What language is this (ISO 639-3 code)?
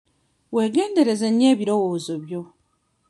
lug